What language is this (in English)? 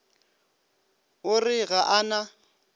Northern Sotho